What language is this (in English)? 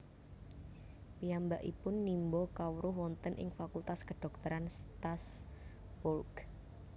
Javanese